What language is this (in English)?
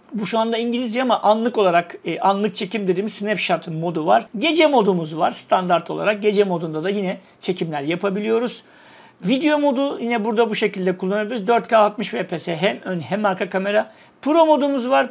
Turkish